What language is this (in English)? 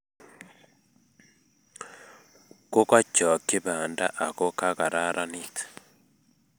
Kalenjin